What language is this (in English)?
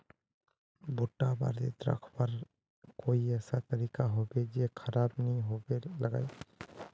Magahi